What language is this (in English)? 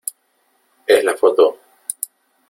Spanish